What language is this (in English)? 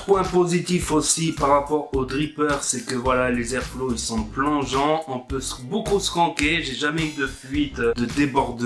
French